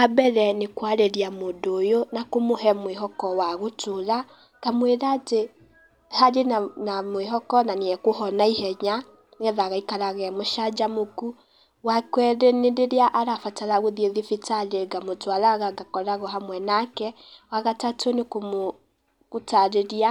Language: Kikuyu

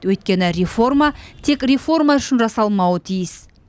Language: Kazakh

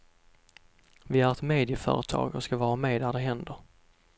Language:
Swedish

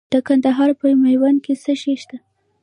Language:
Pashto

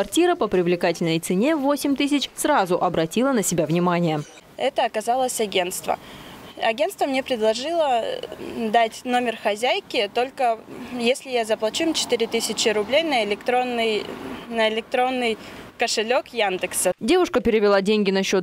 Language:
Russian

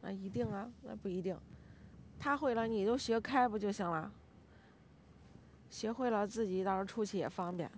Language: Chinese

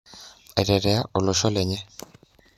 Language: Masai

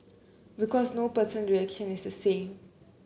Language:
English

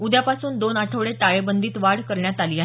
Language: Marathi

